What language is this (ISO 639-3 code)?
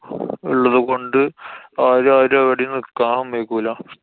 mal